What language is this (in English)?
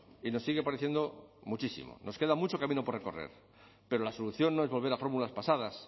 Spanish